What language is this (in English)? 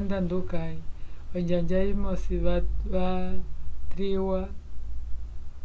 Umbundu